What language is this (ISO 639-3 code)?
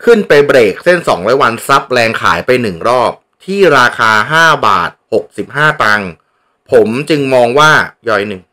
tha